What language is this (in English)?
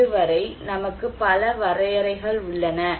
Tamil